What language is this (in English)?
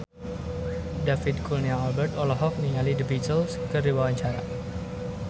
Sundanese